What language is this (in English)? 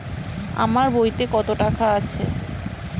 Bangla